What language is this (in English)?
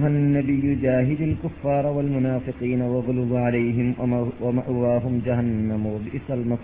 Malayalam